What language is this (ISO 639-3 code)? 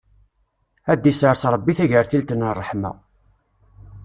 kab